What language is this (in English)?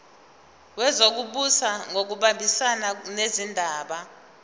Zulu